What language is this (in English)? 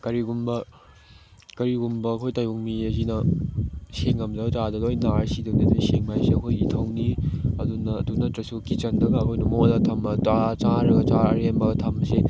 Manipuri